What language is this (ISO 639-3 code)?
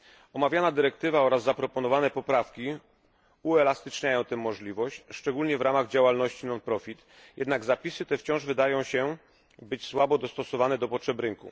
pol